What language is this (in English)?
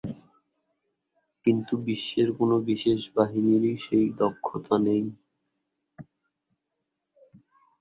Bangla